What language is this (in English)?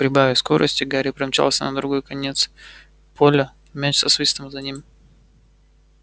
Russian